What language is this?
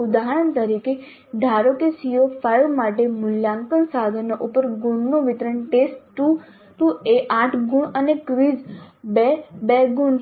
Gujarati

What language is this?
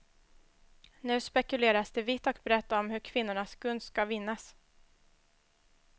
Swedish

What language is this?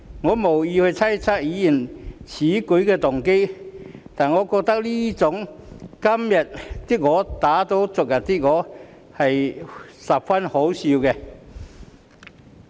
Cantonese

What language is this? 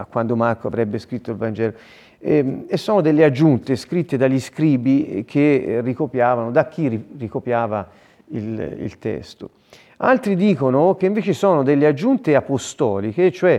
Italian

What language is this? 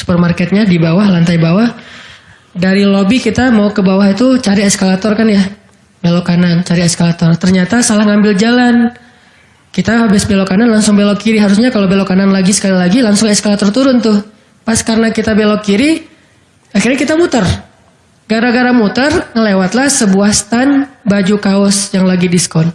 Indonesian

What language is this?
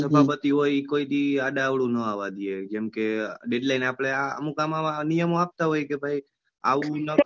Gujarati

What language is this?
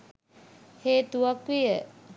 Sinhala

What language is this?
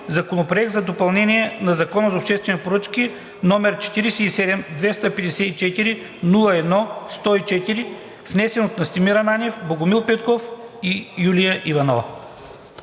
Bulgarian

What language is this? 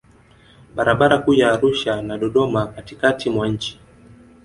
Swahili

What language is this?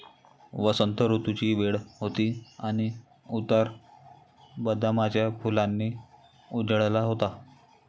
Marathi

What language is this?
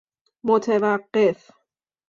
Persian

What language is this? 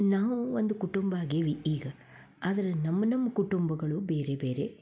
Kannada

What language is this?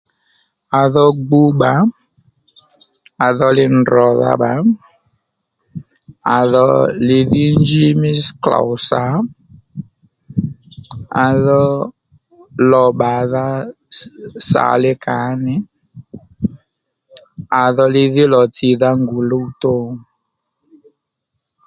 Lendu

